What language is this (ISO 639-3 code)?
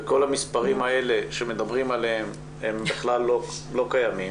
heb